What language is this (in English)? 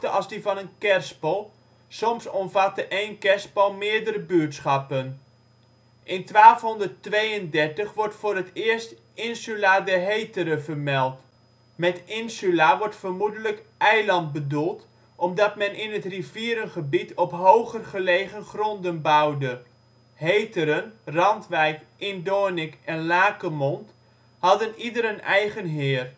Dutch